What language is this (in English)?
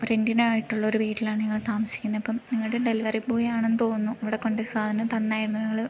Malayalam